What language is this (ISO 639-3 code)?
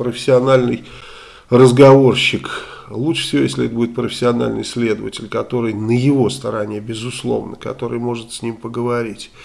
rus